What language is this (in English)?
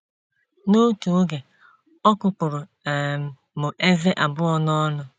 Igbo